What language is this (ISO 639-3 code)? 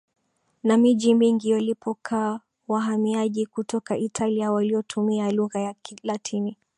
swa